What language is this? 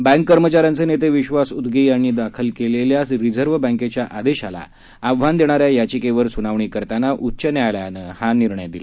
Marathi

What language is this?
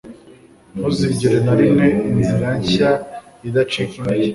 Kinyarwanda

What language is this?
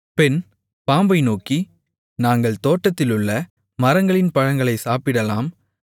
Tamil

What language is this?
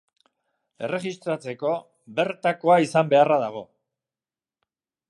Basque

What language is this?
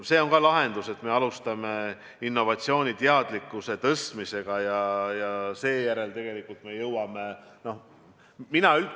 Estonian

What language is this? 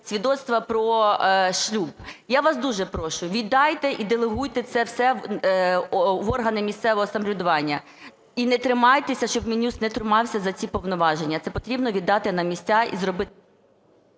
Ukrainian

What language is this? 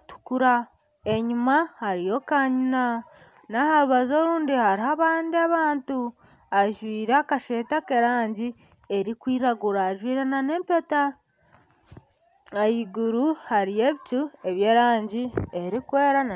Nyankole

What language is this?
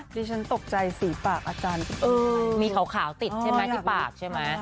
Thai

